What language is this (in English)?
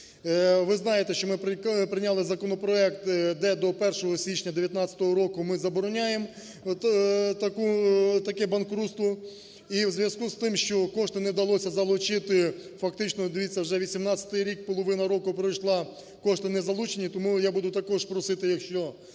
Ukrainian